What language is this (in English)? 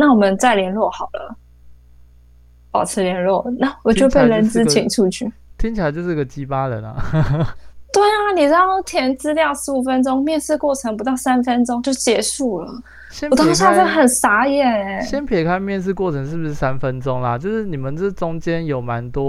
Chinese